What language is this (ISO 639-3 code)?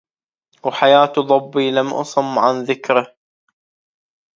ara